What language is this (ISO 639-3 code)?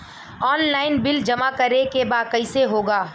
bho